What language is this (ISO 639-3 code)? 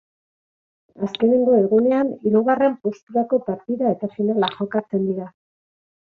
eus